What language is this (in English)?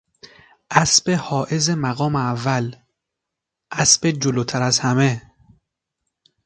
Persian